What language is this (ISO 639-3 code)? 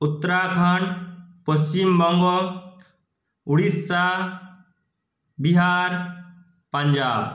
ben